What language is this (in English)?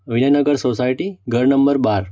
Gujarati